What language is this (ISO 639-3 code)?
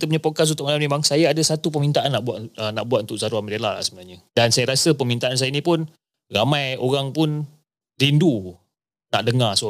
msa